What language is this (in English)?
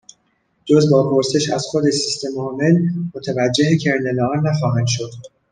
Persian